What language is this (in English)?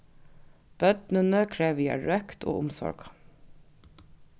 Faroese